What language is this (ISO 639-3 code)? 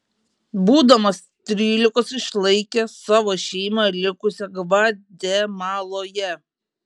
lit